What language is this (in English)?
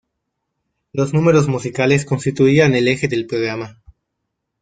Spanish